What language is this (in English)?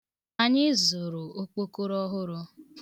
Igbo